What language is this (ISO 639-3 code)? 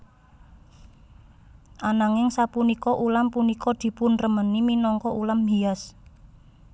jav